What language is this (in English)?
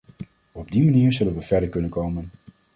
Dutch